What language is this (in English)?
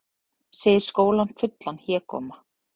Icelandic